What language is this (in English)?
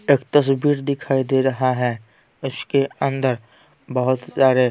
Hindi